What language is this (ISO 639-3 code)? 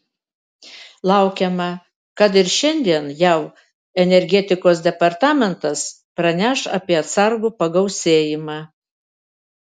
lit